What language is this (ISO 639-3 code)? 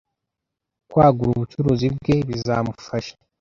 kin